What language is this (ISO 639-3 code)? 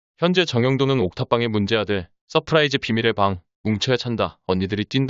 kor